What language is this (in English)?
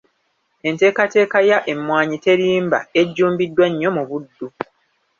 Ganda